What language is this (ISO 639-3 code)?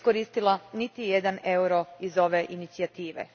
hrv